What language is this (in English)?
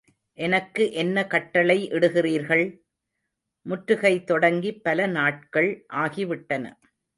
Tamil